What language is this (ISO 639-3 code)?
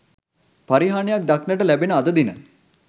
sin